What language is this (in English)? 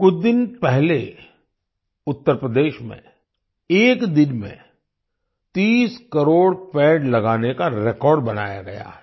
Hindi